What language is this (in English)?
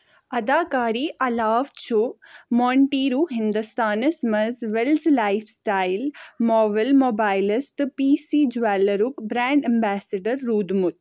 Kashmiri